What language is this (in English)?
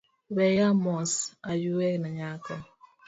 Luo (Kenya and Tanzania)